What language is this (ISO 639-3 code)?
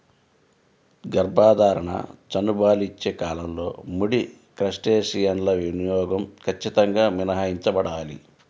tel